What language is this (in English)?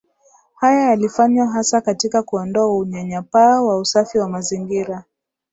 Swahili